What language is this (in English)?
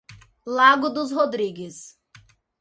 Portuguese